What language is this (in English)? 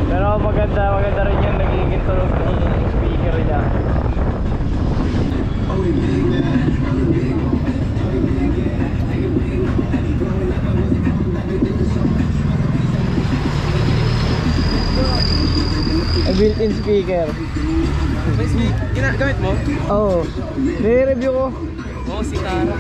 Filipino